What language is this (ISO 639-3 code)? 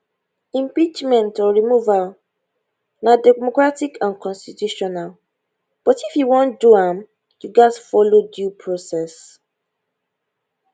pcm